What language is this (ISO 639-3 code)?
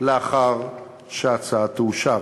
heb